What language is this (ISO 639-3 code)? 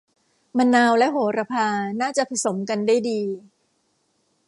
tha